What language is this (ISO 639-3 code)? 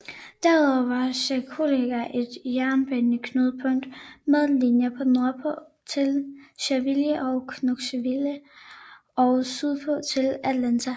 dan